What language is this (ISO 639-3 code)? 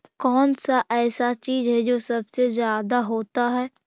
mag